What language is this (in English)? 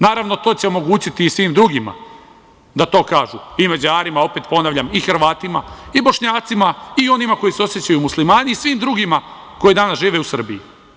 Serbian